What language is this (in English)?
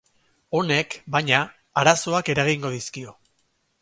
Basque